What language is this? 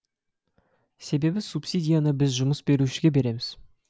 Kazakh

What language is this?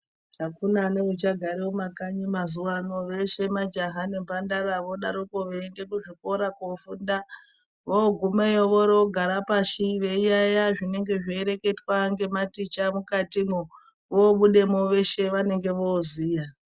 Ndau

